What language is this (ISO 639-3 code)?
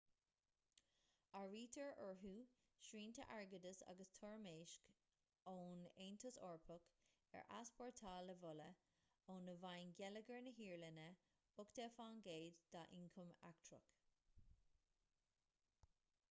gle